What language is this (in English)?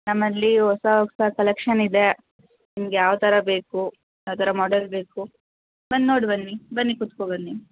Kannada